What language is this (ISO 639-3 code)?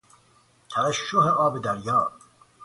fas